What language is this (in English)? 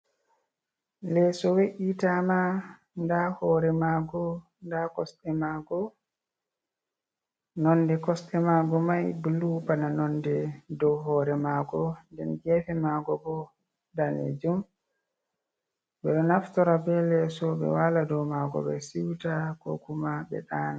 Fula